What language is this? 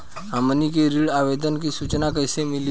Bhojpuri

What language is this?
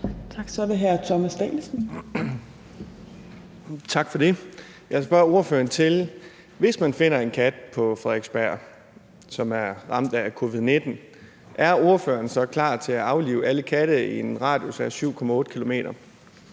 Danish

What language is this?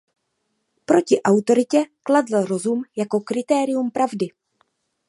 Czech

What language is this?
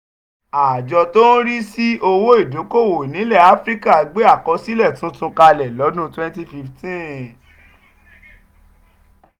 Yoruba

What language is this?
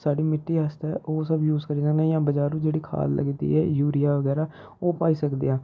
Dogri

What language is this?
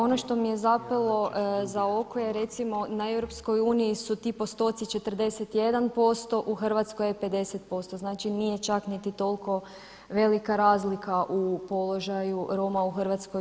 Croatian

